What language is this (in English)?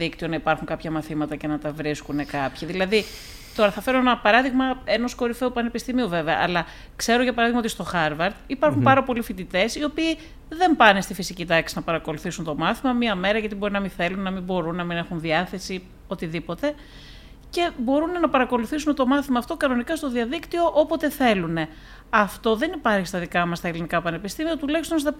Greek